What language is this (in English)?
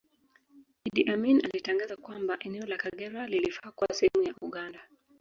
Swahili